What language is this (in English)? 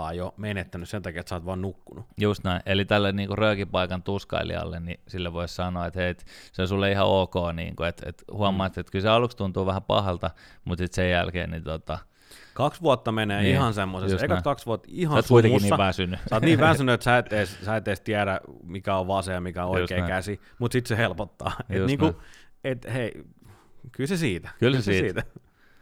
Finnish